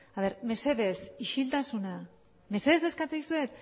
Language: Basque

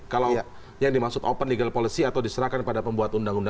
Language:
Indonesian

